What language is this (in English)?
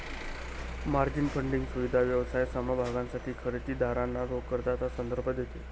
Marathi